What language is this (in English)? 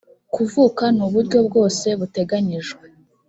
Kinyarwanda